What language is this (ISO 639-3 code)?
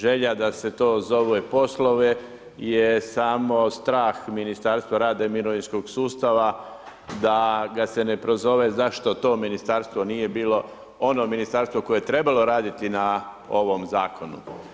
hrv